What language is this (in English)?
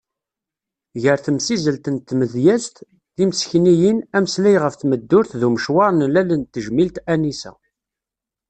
Kabyle